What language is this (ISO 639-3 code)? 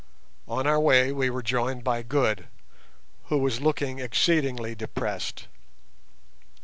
eng